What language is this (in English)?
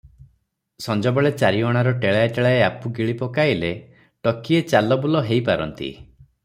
Odia